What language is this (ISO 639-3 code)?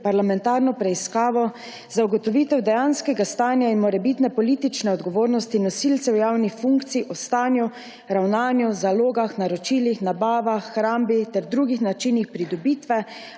slv